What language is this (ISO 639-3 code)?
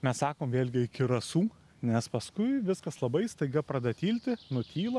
lit